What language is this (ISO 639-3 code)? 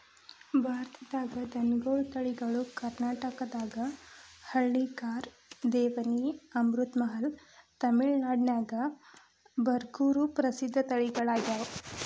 kan